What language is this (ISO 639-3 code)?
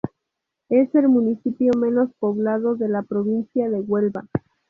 spa